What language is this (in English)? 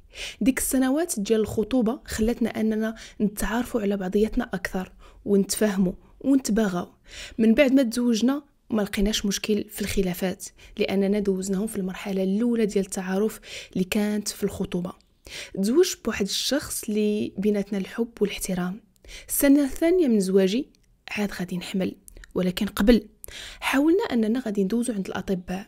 Arabic